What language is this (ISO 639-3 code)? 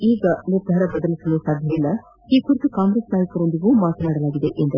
kan